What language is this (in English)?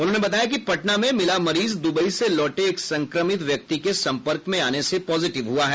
Hindi